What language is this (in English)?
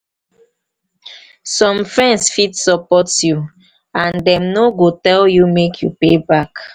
Nigerian Pidgin